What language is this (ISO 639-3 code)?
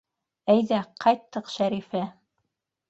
bak